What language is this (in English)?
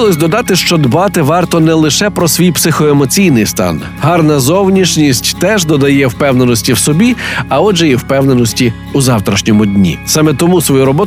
Ukrainian